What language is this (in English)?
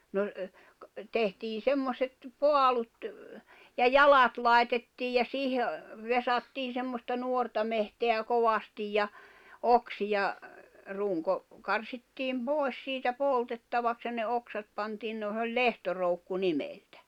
Finnish